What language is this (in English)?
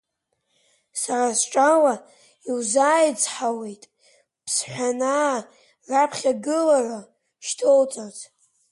Abkhazian